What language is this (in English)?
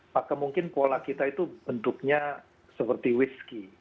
Indonesian